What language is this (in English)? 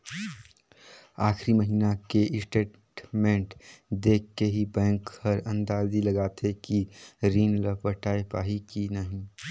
Chhattisgarhi